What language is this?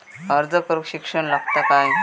Marathi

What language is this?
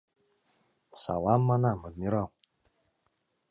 Mari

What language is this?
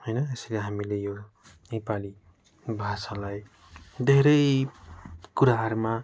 Nepali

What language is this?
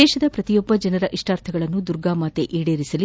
Kannada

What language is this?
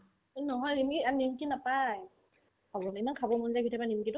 Assamese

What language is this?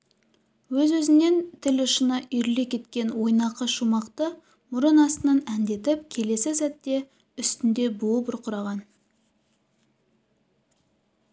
Kazakh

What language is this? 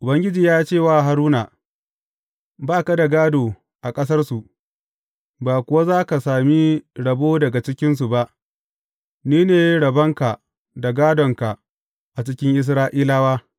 Hausa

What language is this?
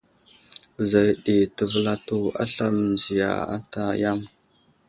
Wuzlam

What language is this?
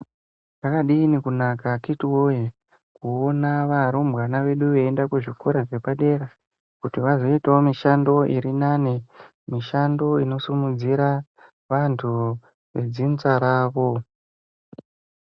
Ndau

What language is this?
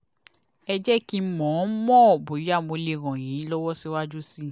Yoruba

